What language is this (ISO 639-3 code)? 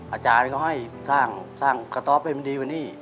tha